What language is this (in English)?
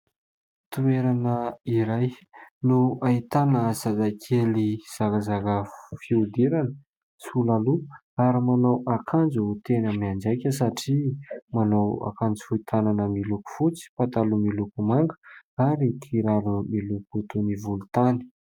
Malagasy